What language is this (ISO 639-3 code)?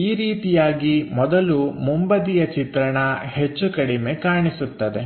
kan